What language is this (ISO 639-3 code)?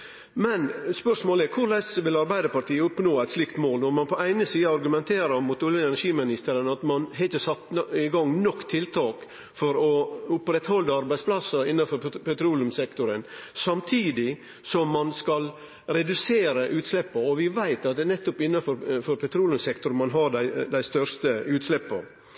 nno